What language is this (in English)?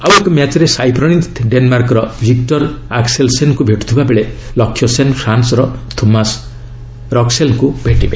Odia